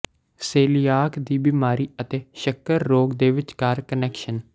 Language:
Punjabi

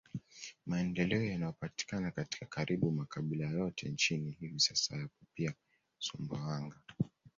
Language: Swahili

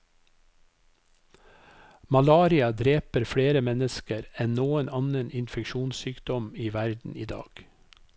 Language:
Norwegian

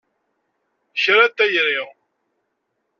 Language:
Kabyle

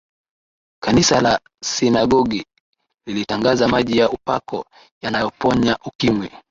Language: Swahili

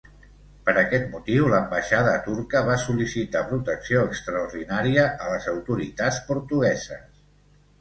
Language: Catalan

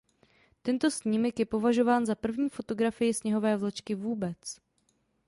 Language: Czech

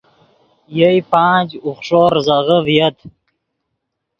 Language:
Yidgha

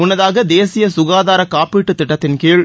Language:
Tamil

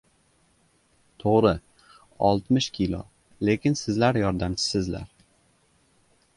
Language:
Uzbek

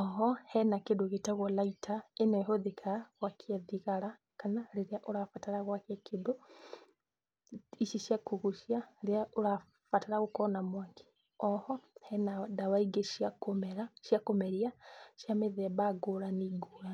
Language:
Kikuyu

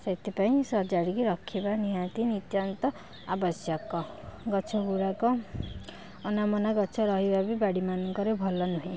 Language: Odia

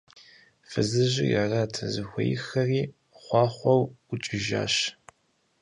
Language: Kabardian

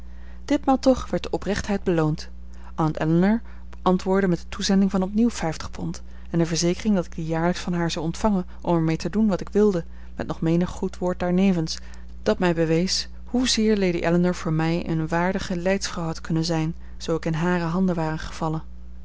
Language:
Dutch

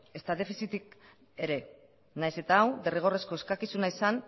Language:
Basque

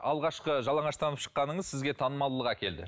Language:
Kazakh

